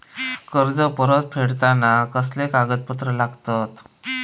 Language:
Marathi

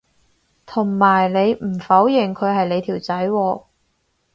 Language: Cantonese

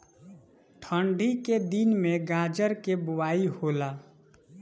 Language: Bhojpuri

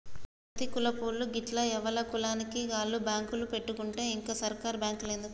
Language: Telugu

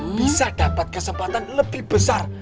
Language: Indonesian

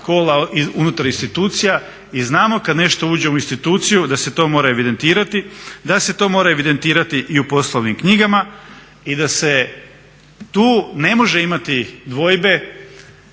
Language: Croatian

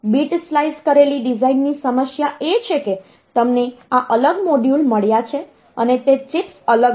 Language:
Gujarati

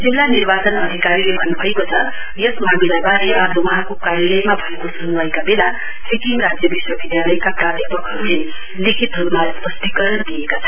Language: Nepali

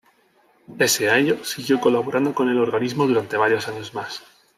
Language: Spanish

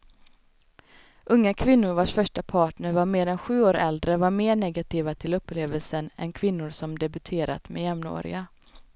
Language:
Swedish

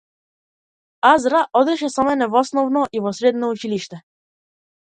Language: Macedonian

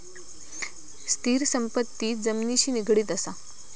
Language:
Marathi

